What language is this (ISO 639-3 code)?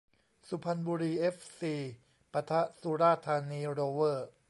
tha